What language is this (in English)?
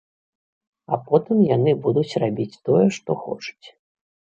Belarusian